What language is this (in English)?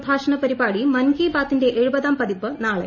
Malayalam